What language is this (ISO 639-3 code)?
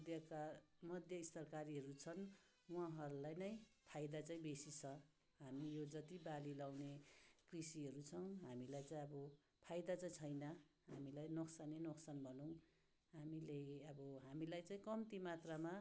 nep